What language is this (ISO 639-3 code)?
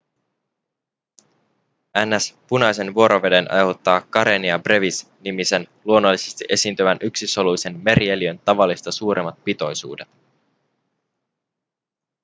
fin